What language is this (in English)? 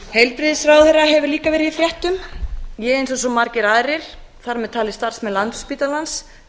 Icelandic